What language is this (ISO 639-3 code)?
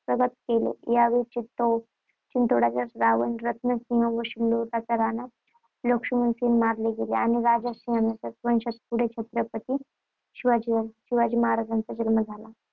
mar